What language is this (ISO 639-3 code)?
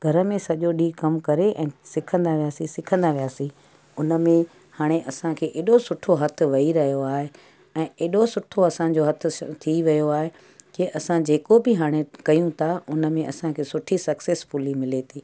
snd